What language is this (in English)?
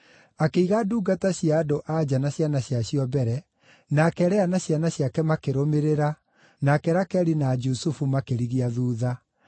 Kikuyu